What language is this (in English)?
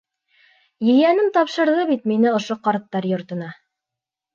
Bashkir